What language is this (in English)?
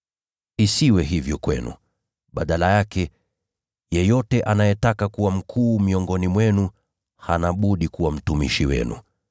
Swahili